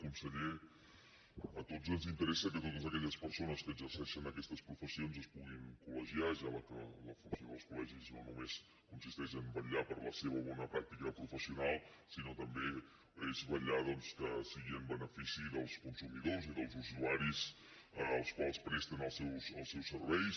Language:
Catalan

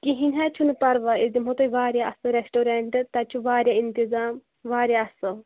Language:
Kashmiri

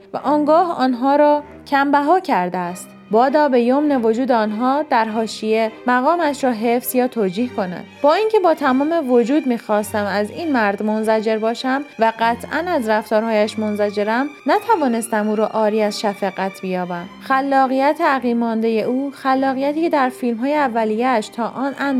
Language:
Persian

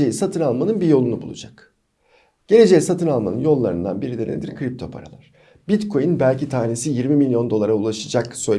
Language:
Turkish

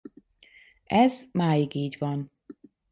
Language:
Hungarian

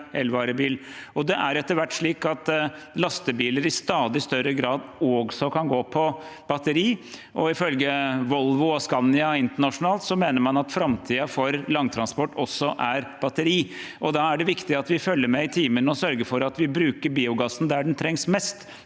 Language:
Norwegian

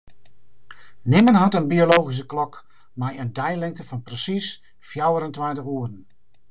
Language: Western Frisian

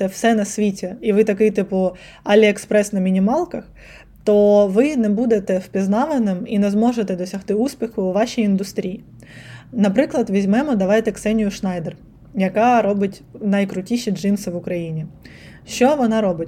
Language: Ukrainian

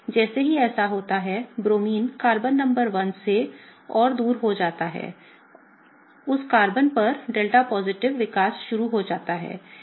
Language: Hindi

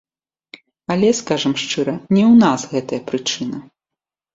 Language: Belarusian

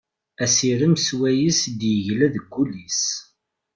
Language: Kabyle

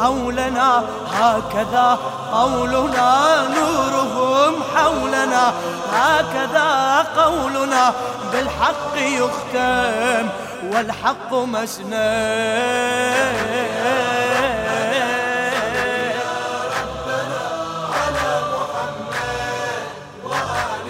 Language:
Arabic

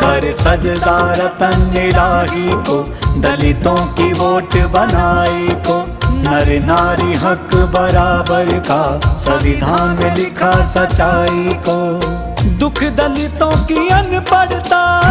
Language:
Hindi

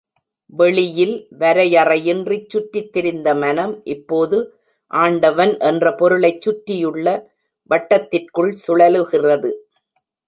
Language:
Tamil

